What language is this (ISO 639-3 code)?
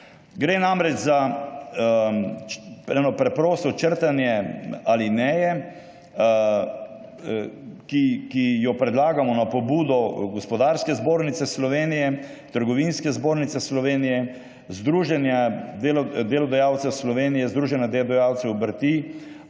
slv